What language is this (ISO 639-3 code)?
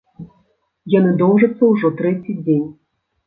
bel